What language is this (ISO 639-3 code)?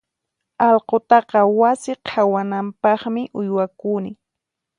qxp